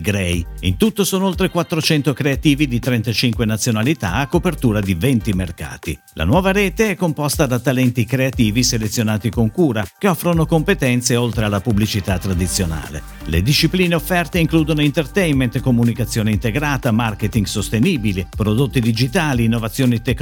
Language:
Italian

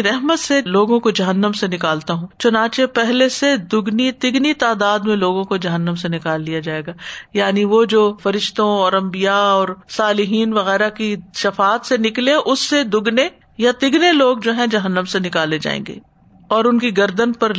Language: Urdu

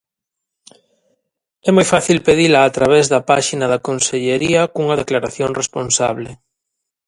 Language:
Galician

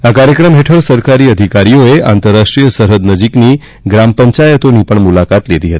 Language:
Gujarati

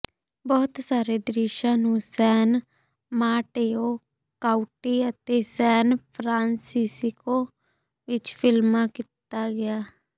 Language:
Punjabi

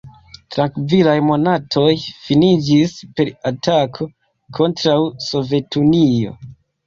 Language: Esperanto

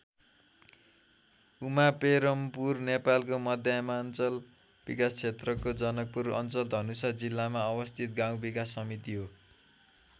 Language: Nepali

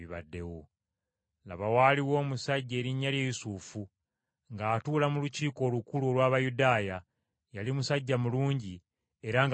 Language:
Ganda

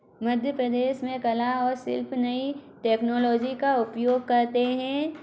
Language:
Hindi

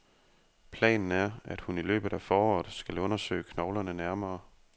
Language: Danish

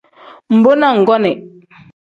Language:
Tem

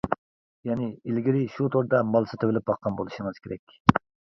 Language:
Uyghur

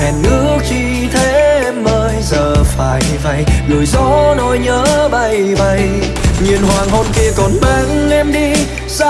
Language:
Vietnamese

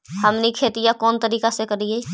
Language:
Magahi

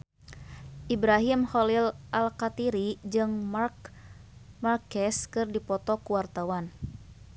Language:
Sundanese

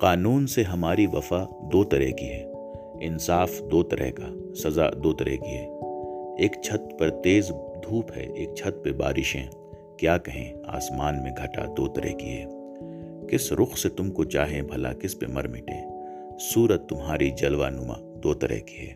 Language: Urdu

